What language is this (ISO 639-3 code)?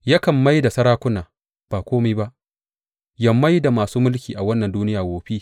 hau